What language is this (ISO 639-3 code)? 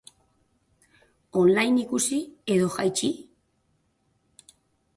eus